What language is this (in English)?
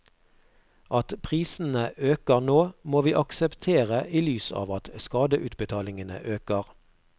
Norwegian